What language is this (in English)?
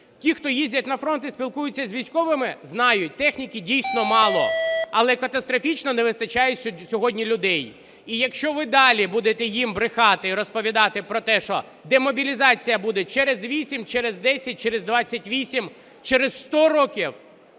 Ukrainian